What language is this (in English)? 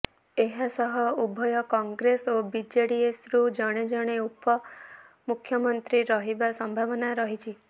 Odia